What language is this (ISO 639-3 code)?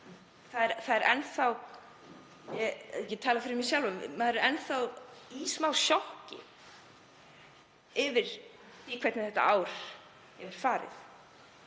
isl